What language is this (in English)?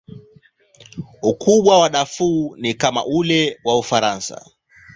Swahili